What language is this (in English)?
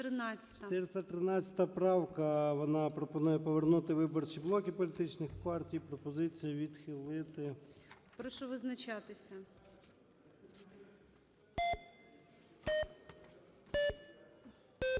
Ukrainian